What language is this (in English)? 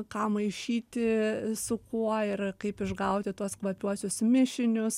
Lithuanian